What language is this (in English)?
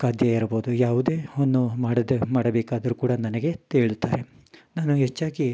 Kannada